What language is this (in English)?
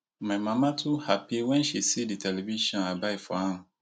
Nigerian Pidgin